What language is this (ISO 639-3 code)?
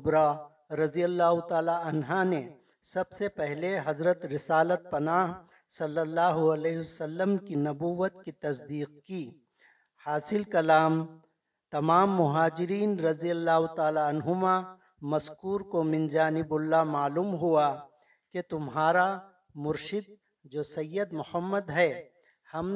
urd